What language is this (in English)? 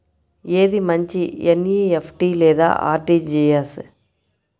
Telugu